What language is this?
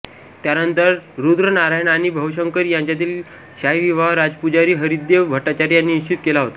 Marathi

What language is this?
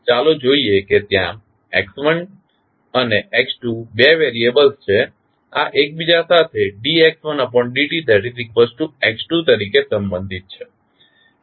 Gujarati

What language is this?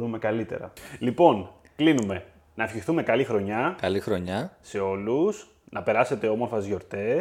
Greek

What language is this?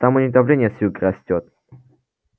Russian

